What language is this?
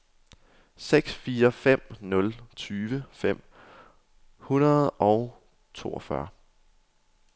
Danish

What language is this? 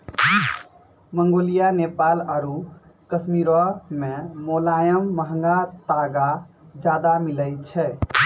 Maithili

